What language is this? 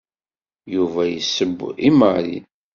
Kabyle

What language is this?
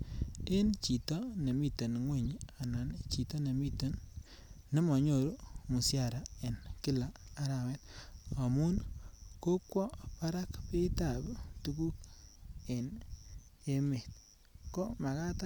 Kalenjin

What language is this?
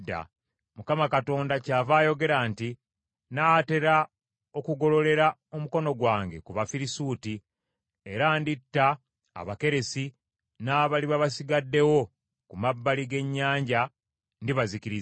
Ganda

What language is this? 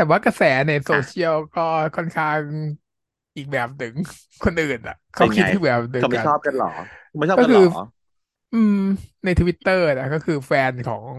Thai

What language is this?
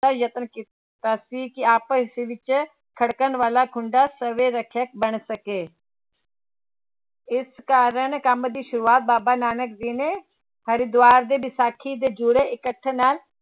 Punjabi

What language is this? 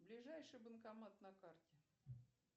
Russian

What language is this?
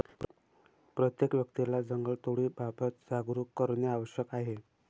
Marathi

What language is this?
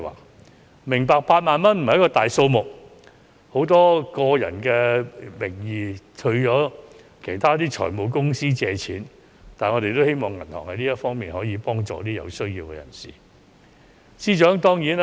Cantonese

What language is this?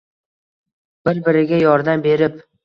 Uzbek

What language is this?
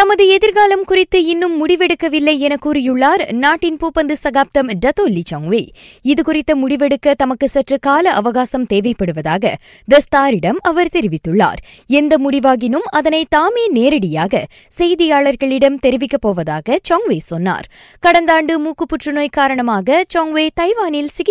Tamil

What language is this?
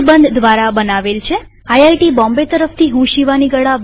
Gujarati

